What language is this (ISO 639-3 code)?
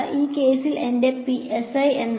mal